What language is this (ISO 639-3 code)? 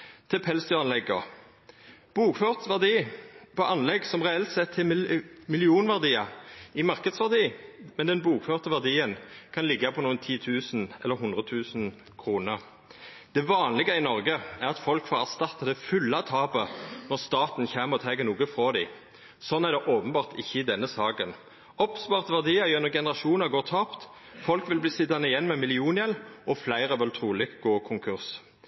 nno